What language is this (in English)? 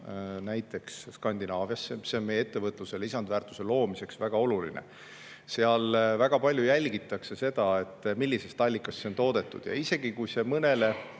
Estonian